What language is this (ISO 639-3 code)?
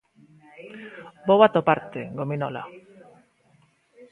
glg